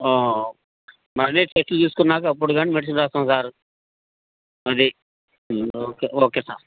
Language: Telugu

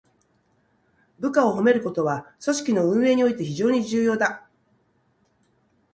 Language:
Japanese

